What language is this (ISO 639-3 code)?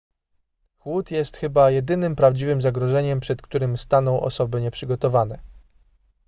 pol